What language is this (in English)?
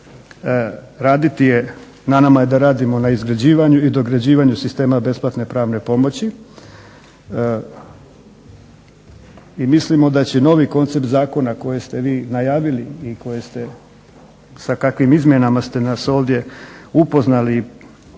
Croatian